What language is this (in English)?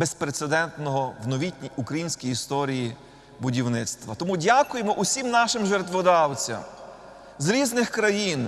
Ukrainian